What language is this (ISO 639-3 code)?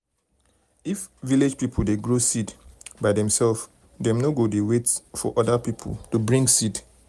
pcm